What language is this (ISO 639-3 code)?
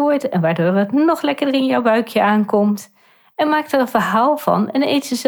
nld